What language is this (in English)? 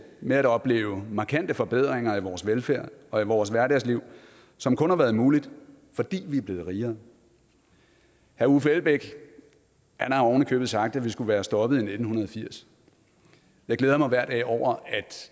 Danish